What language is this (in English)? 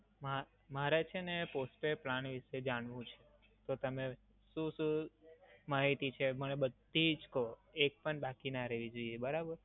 Gujarati